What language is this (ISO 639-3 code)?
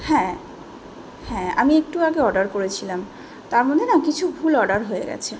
ben